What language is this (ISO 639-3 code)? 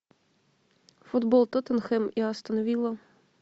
rus